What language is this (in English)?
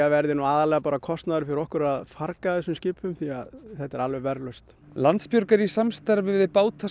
Icelandic